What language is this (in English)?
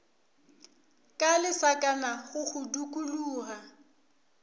Northern Sotho